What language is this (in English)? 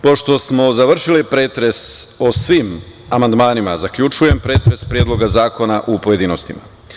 Serbian